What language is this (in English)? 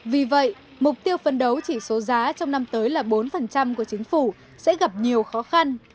Vietnamese